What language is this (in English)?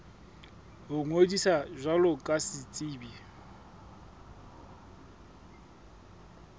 Southern Sotho